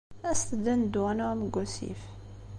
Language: Kabyle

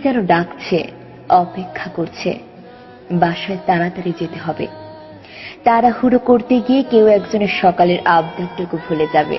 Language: Bangla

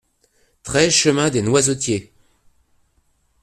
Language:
French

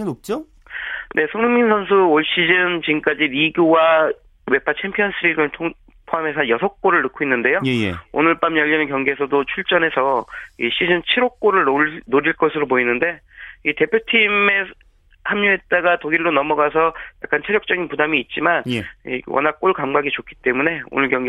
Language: Korean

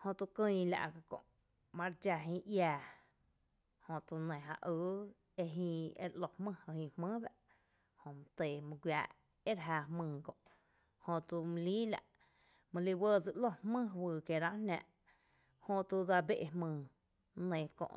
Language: Tepinapa Chinantec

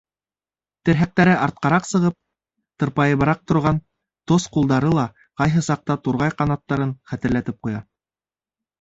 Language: Bashkir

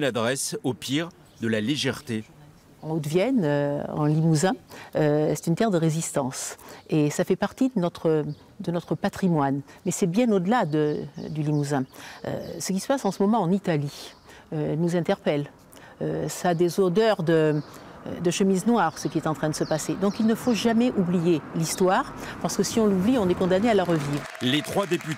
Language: French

